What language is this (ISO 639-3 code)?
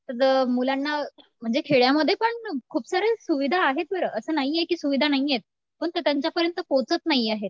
mar